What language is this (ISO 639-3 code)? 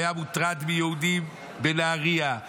heb